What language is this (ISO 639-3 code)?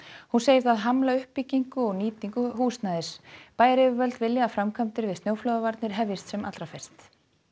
isl